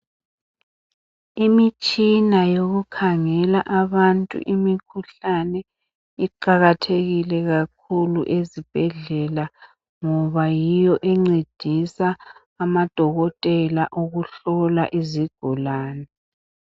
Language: North Ndebele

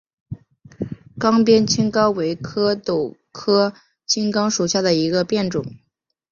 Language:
Chinese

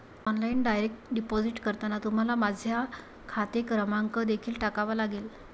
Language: Marathi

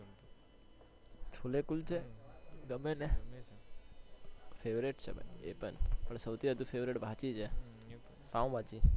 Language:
Gujarati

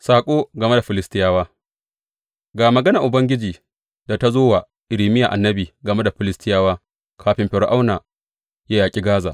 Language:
Hausa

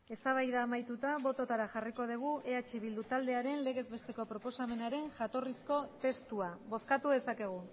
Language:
Basque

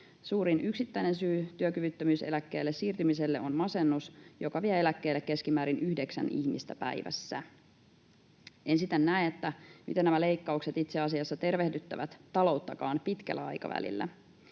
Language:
Finnish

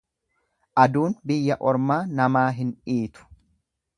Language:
Oromo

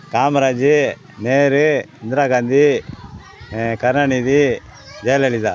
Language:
Tamil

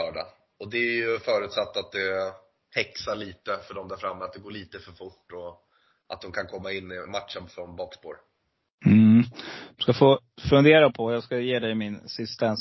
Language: Swedish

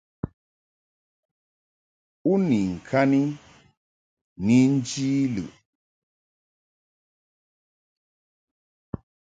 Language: Mungaka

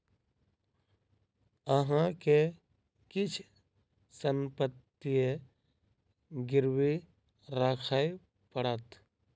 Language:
Maithili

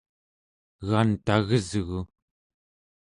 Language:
Central Yupik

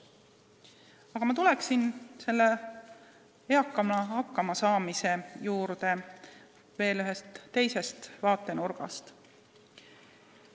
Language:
Estonian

